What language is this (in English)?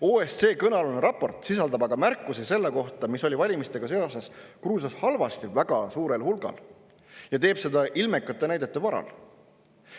Estonian